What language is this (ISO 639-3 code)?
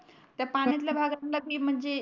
mar